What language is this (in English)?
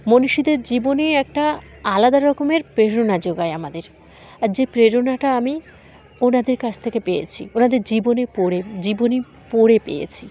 Bangla